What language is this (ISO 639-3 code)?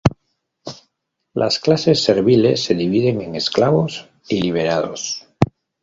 spa